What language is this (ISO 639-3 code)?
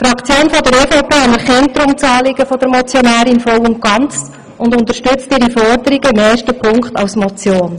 gsw